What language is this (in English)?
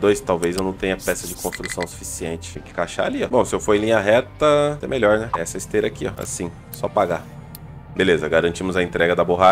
Portuguese